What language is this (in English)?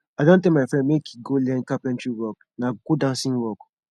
Nigerian Pidgin